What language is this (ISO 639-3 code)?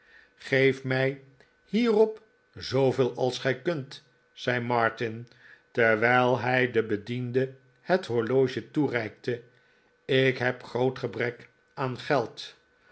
nld